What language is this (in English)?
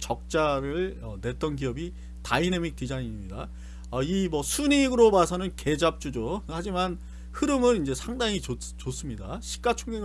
Korean